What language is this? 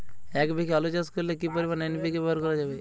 Bangla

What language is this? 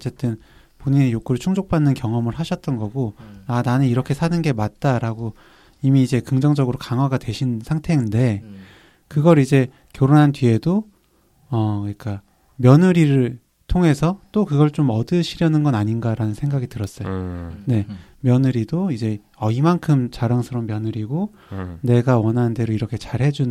Korean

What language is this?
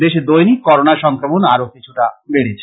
Bangla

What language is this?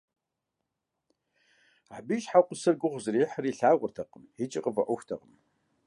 Kabardian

